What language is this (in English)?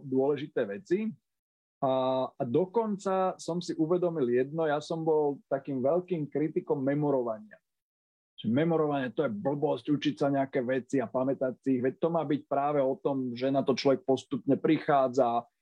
Slovak